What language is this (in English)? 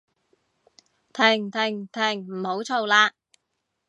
Cantonese